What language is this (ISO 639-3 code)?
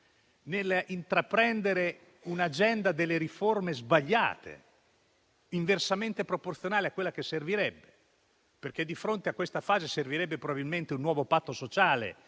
ita